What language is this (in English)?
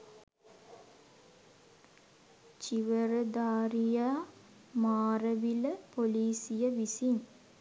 Sinhala